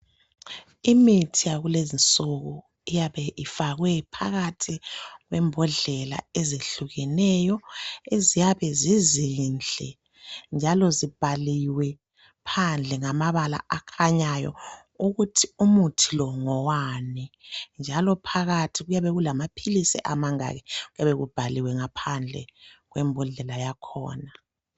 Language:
North Ndebele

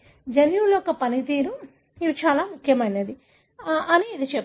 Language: Telugu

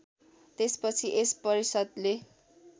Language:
Nepali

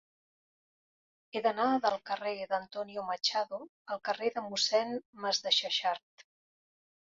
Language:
Catalan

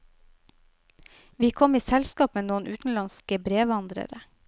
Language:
Norwegian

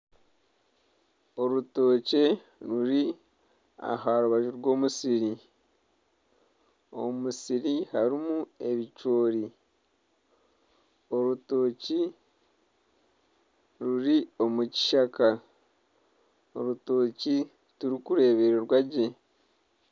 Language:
Nyankole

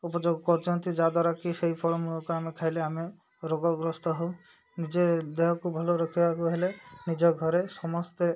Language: Odia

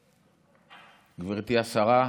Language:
Hebrew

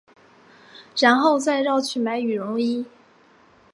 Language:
Chinese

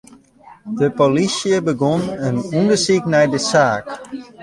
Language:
Western Frisian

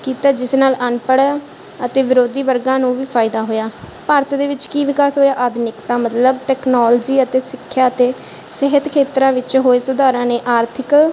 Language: Punjabi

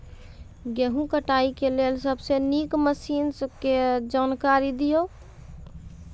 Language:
Maithili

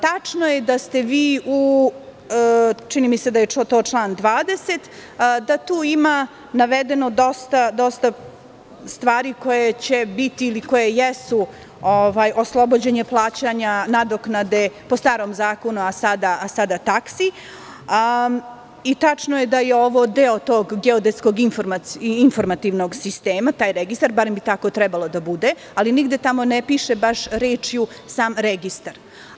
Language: Serbian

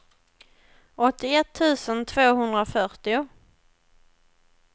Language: Swedish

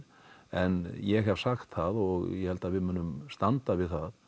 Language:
Icelandic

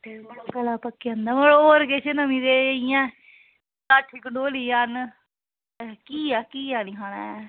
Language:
Dogri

